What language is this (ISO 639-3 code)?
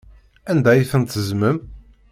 kab